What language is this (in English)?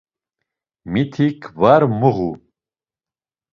Laz